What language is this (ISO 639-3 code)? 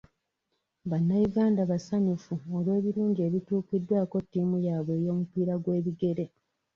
lug